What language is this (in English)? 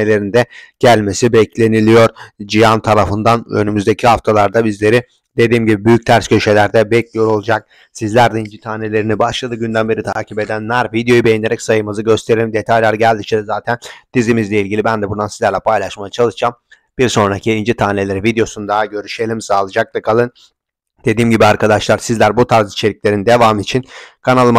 Turkish